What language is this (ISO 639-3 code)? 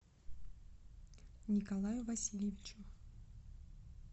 rus